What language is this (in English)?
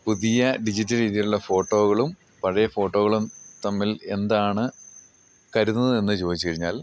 Malayalam